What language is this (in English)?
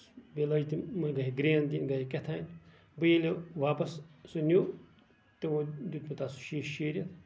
Kashmiri